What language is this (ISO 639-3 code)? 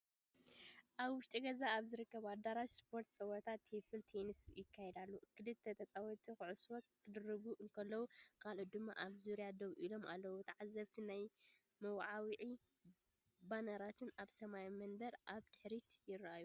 tir